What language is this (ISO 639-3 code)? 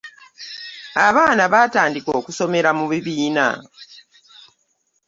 lug